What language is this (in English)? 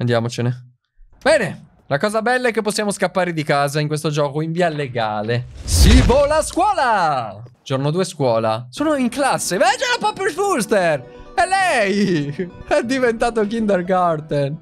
Italian